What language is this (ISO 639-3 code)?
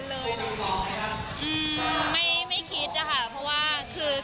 tha